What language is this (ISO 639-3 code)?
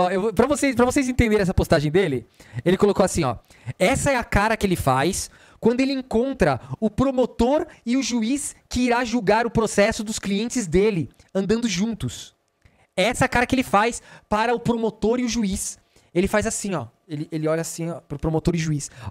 por